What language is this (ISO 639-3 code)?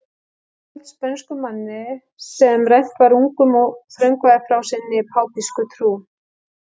isl